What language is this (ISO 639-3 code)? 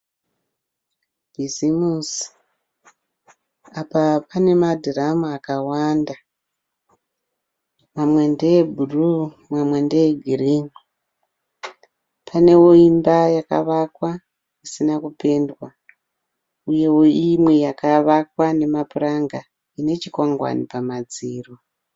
sna